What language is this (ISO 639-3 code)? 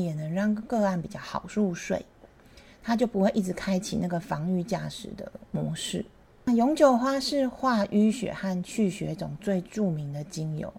zho